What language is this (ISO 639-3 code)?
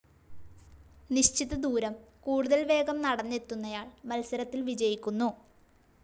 mal